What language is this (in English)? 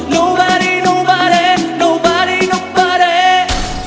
Vietnamese